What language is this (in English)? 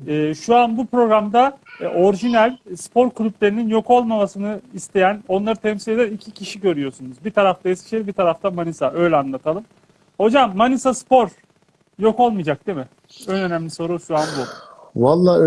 Turkish